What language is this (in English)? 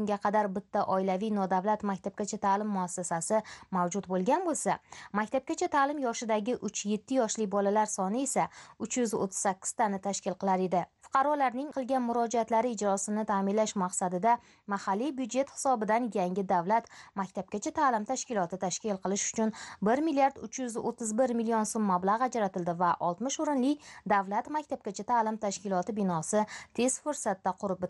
Turkish